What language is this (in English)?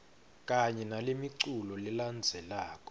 Swati